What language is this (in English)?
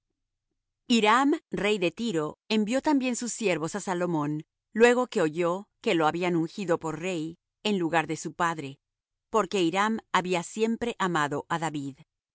Spanish